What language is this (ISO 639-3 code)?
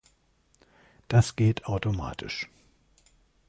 deu